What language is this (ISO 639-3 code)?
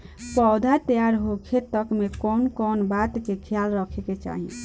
bho